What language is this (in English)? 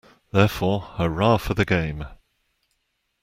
English